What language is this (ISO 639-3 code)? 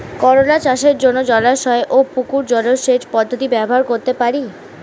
ben